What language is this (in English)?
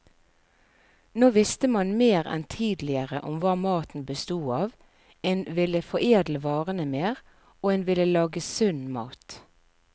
Norwegian